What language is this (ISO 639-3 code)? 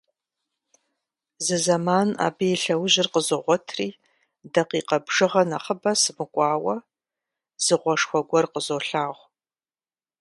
kbd